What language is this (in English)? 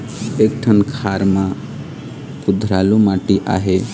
Chhattisgarhi